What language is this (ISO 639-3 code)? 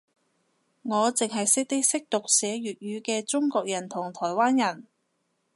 yue